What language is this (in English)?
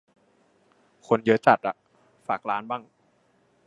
Thai